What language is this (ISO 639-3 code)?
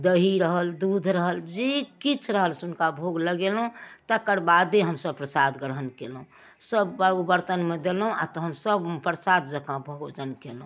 mai